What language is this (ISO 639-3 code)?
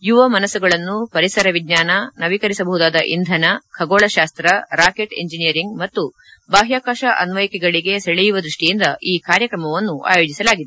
kan